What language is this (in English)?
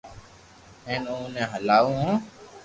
Loarki